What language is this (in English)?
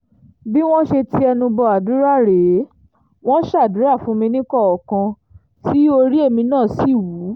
Yoruba